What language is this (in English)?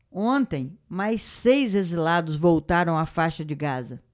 Portuguese